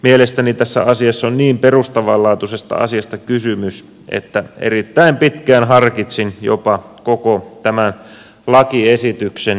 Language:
Finnish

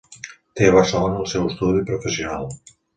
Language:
Catalan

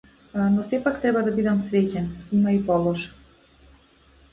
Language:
Macedonian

